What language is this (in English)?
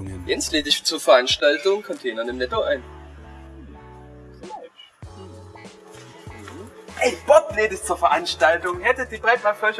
German